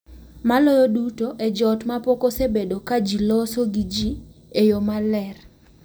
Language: Luo (Kenya and Tanzania)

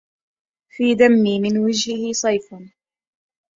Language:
Arabic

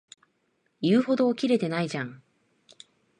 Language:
Japanese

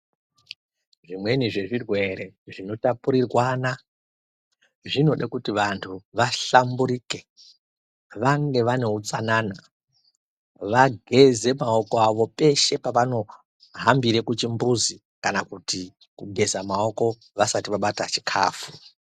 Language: Ndau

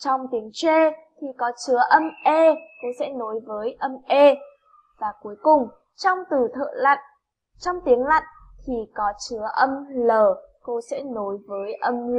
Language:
Vietnamese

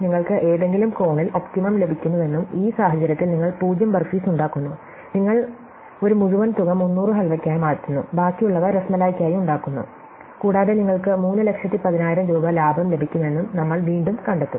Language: Malayalam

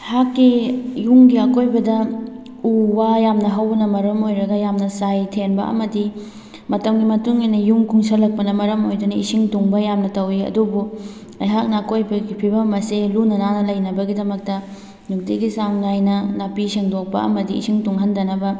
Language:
Manipuri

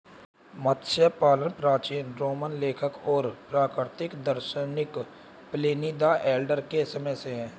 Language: Hindi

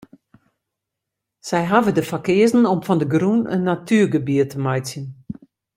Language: Western Frisian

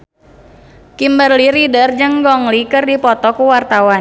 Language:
Sundanese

